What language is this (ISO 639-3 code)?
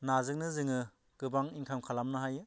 brx